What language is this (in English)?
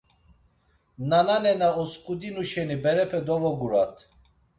Laz